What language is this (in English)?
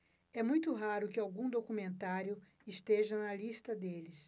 Portuguese